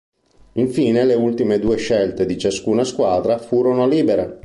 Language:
Italian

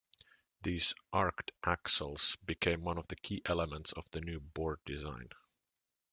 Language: English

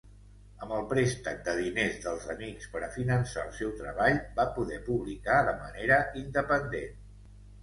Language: Catalan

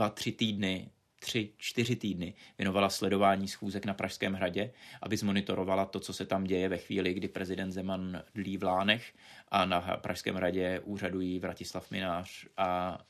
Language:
Czech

